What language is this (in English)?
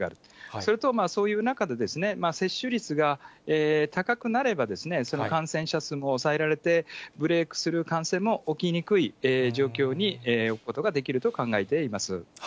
Japanese